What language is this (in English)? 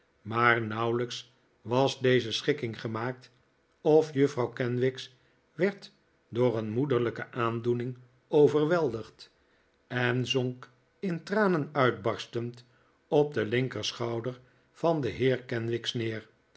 Dutch